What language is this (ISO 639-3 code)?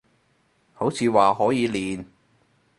yue